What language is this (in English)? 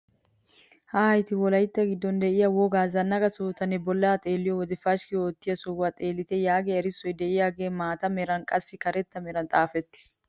Wolaytta